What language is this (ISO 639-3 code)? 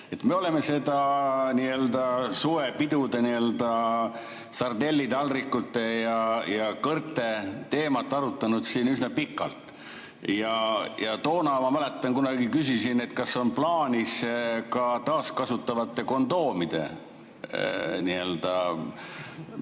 est